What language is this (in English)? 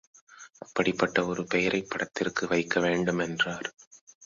Tamil